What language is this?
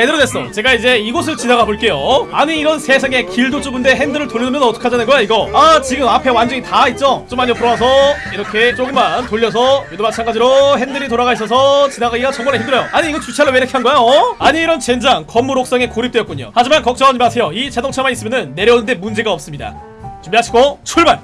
Korean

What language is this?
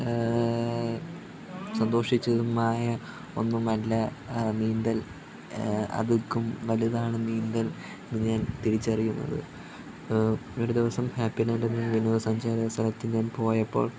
Malayalam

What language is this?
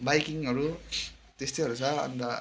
Nepali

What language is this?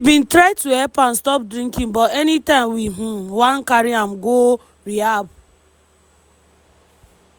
Nigerian Pidgin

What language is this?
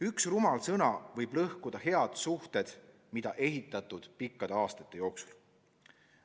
Estonian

